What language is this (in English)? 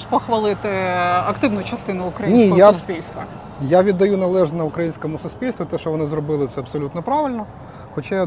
Ukrainian